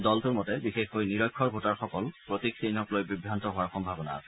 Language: Assamese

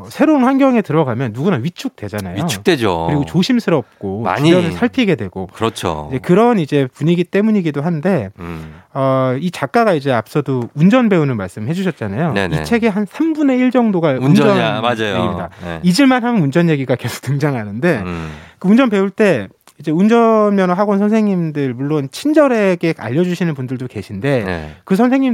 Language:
Korean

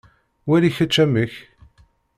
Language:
Kabyle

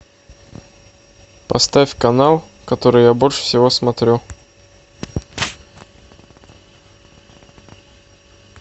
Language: Russian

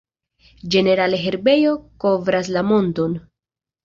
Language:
Esperanto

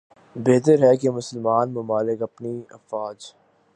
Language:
Urdu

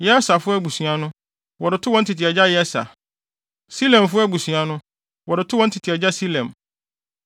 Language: Akan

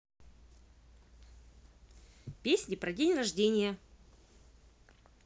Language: Russian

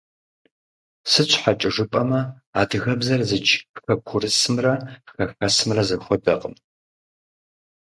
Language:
Kabardian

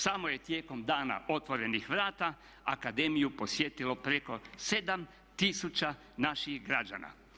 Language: Croatian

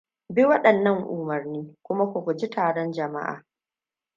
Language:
Hausa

